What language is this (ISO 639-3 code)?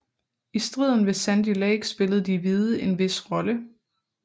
dan